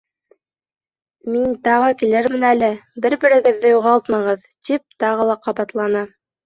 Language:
Bashkir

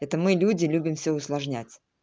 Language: Russian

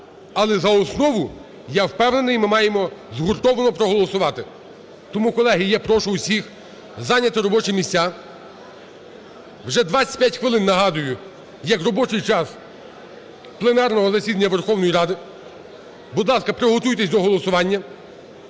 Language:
Ukrainian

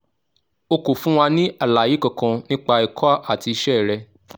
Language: Yoruba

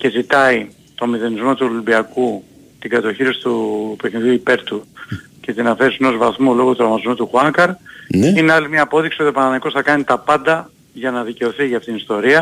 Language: Greek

